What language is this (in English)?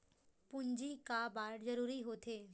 Chhattisgarhi